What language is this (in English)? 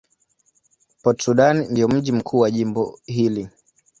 Swahili